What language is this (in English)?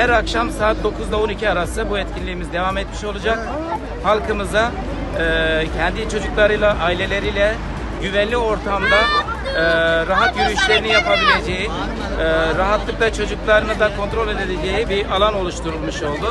Turkish